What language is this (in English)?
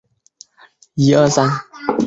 Chinese